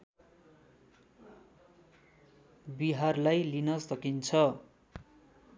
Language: Nepali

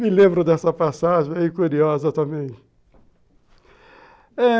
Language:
Portuguese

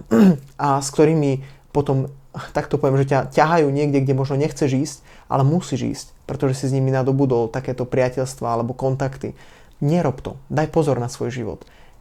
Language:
Slovak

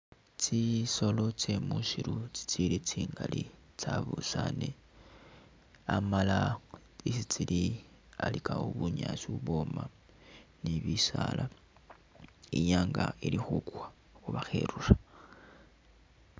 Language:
Masaaba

